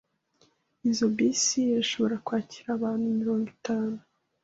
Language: Kinyarwanda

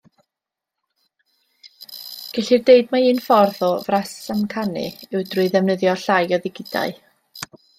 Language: Welsh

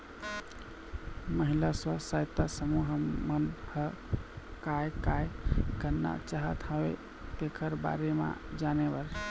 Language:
Chhattisgarhi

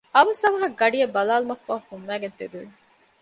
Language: Divehi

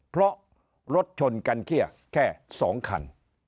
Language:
Thai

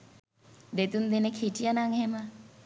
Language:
Sinhala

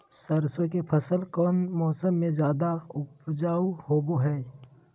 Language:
Magahi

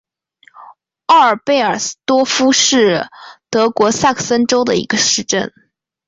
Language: Chinese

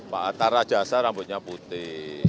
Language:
Indonesian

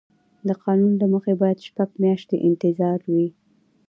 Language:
Pashto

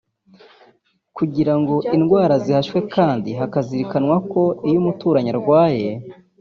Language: Kinyarwanda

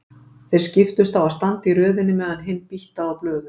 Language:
Icelandic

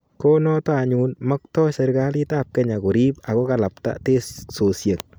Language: Kalenjin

